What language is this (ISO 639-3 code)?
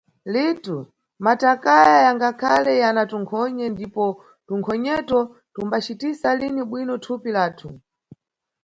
nyu